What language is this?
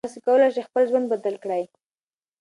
Pashto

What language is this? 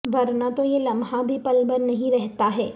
Urdu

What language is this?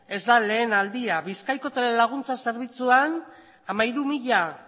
Basque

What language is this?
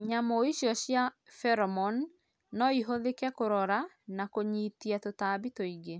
Kikuyu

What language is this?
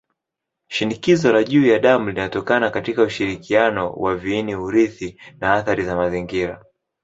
Swahili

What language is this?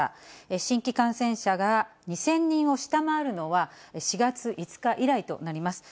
Japanese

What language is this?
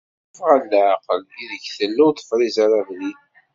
Kabyle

